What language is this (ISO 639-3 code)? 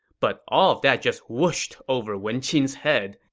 eng